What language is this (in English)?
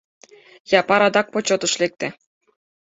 Mari